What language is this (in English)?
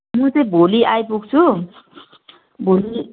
Nepali